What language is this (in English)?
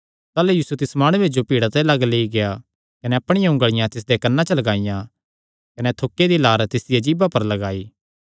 Kangri